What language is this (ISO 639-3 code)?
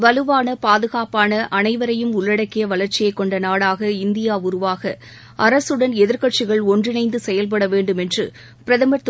tam